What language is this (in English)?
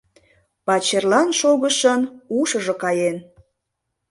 Mari